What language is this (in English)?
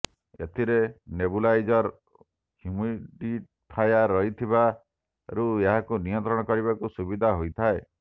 Odia